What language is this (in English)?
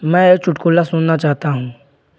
Hindi